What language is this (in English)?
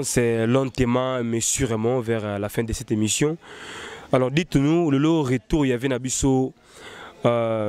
French